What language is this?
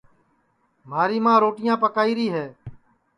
Sansi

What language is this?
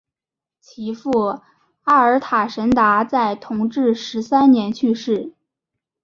Chinese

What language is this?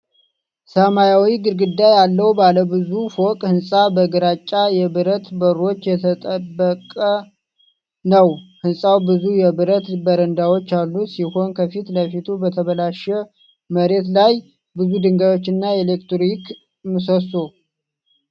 Amharic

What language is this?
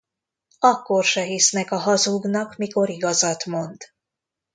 Hungarian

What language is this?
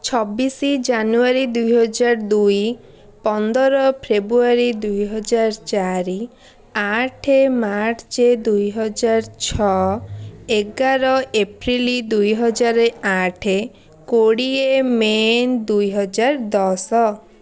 Odia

